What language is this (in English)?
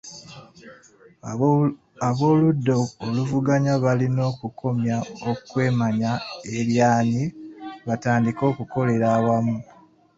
Ganda